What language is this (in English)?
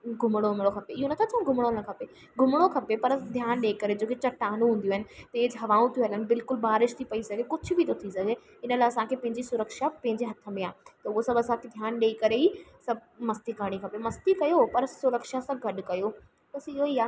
Sindhi